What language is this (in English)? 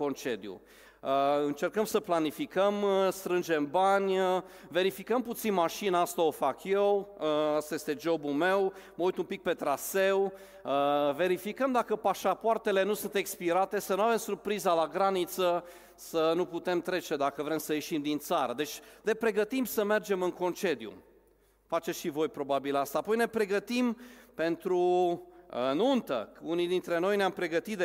Romanian